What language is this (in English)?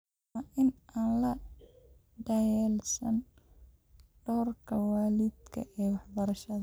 Somali